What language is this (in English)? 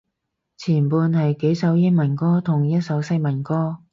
Cantonese